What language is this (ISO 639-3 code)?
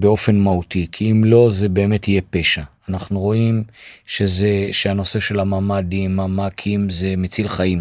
heb